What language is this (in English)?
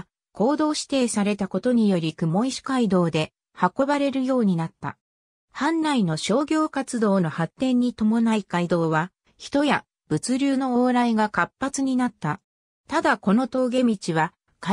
Japanese